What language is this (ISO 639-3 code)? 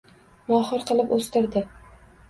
uzb